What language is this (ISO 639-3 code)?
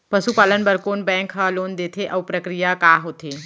hne